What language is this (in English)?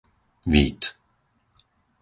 Slovak